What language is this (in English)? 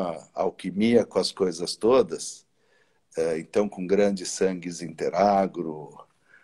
Portuguese